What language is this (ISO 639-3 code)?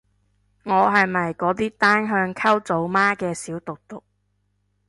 yue